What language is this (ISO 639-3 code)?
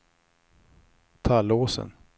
swe